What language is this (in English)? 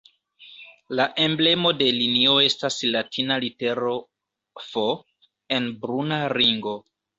Esperanto